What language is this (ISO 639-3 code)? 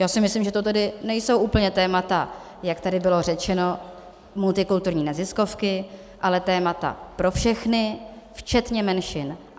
ces